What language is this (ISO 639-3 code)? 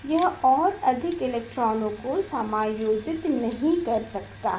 hin